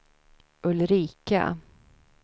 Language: Swedish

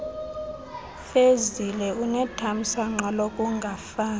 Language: Xhosa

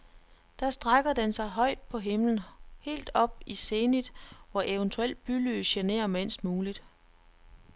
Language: Danish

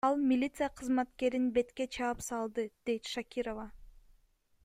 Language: Kyrgyz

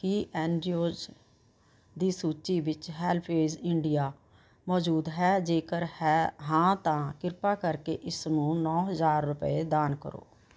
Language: Punjabi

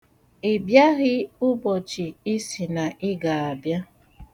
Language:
Igbo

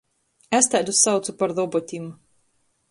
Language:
Latgalian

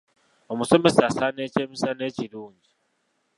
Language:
Ganda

